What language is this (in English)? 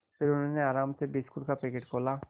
Hindi